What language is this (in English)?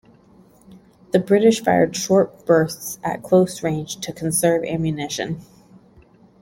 English